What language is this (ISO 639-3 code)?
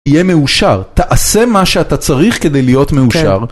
heb